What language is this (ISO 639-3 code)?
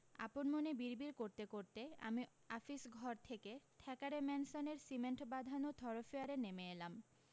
ben